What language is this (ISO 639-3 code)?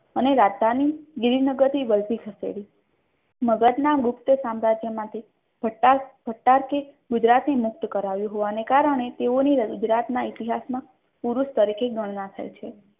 guj